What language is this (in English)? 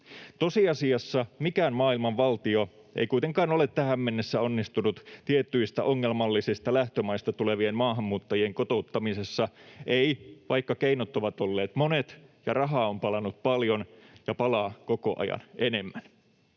Finnish